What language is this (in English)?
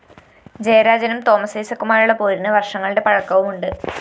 Malayalam